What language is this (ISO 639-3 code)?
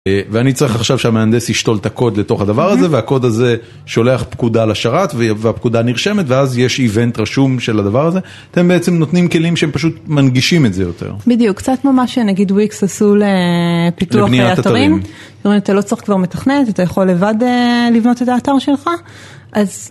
heb